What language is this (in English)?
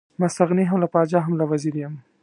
Pashto